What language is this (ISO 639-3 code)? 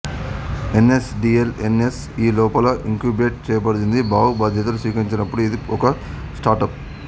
tel